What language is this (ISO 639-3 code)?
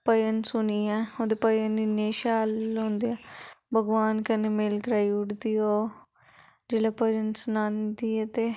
doi